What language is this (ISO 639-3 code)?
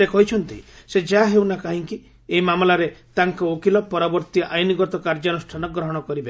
ori